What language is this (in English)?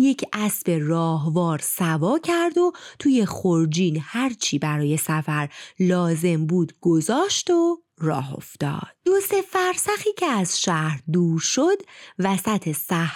Persian